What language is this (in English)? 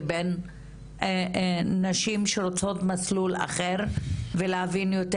Hebrew